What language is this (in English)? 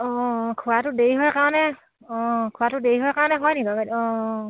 Assamese